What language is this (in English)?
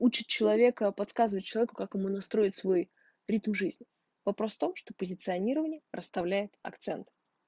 Russian